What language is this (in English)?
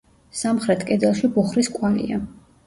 Georgian